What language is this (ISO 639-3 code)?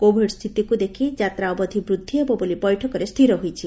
ori